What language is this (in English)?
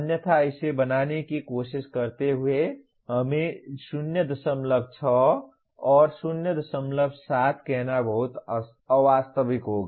Hindi